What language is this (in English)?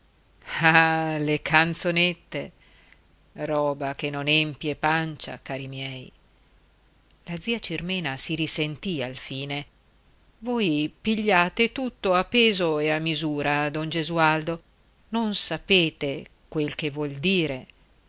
Italian